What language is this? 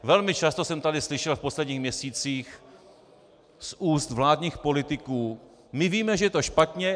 Czech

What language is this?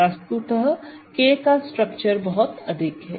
Hindi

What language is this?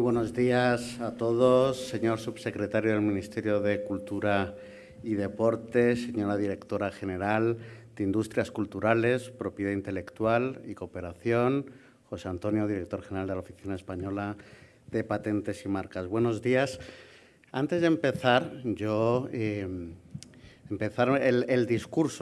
Spanish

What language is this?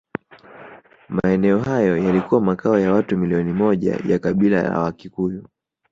Swahili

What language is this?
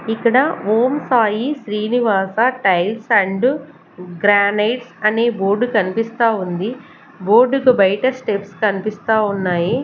Telugu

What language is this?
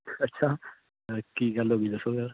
Punjabi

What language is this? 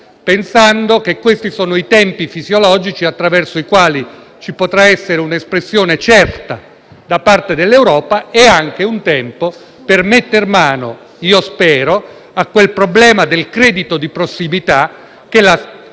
Italian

